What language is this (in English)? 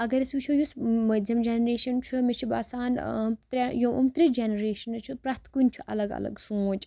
Kashmiri